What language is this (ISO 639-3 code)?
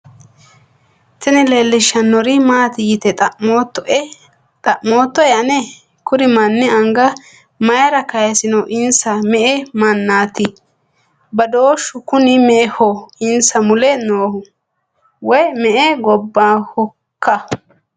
sid